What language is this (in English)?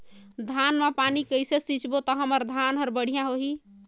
Chhattisgarhi